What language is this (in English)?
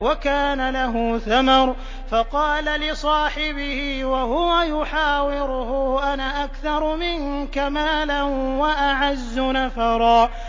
Arabic